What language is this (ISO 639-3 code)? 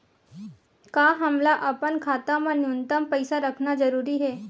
hne